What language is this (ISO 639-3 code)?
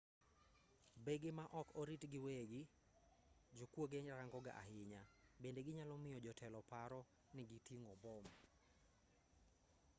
luo